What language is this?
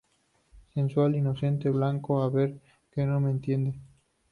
Spanish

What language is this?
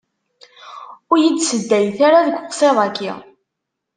Kabyle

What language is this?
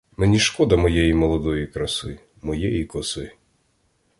Ukrainian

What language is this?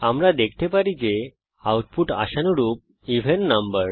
Bangla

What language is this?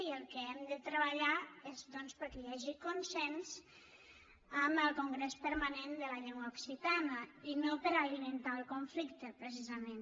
Catalan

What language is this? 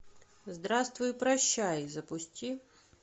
Russian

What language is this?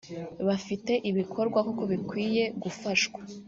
Kinyarwanda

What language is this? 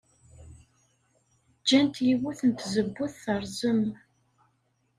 Kabyle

